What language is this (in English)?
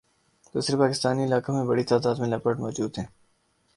Urdu